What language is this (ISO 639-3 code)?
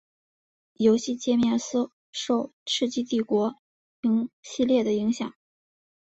zho